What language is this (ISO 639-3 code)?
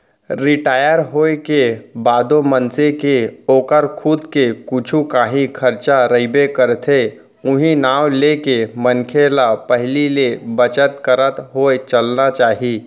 hne